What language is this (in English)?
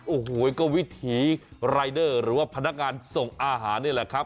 Thai